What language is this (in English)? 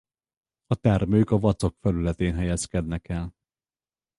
Hungarian